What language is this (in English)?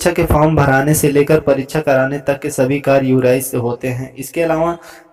Hindi